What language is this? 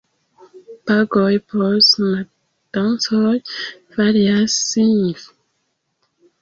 Esperanto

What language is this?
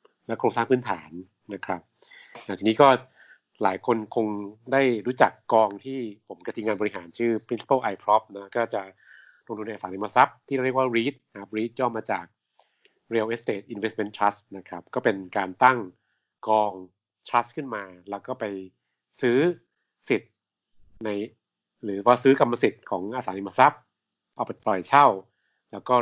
Thai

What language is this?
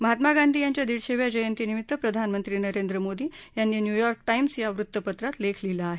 Marathi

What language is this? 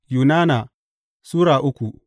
Hausa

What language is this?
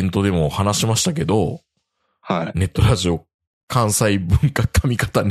Japanese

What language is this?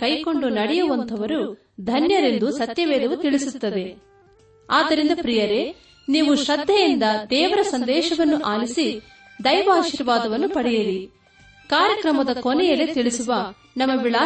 Kannada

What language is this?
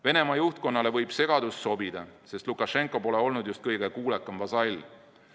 Estonian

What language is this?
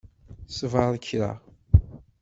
Kabyle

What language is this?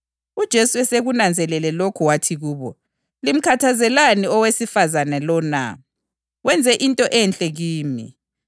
North Ndebele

